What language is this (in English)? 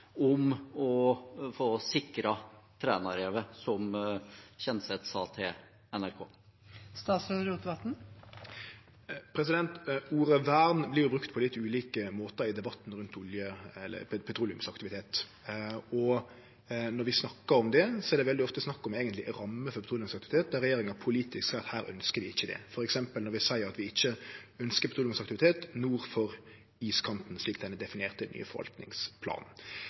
Norwegian